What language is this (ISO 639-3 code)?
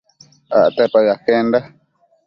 mcf